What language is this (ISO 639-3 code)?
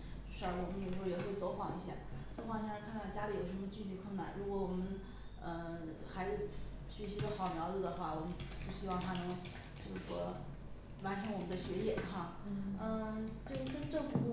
zho